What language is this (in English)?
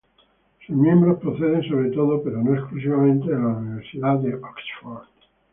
Spanish